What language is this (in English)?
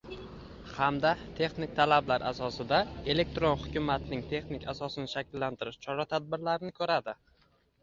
Uzbek